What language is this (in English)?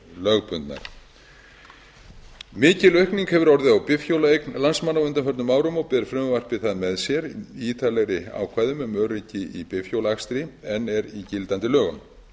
Icelandic